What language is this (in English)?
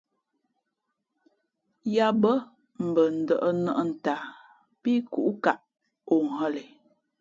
Fe'fe'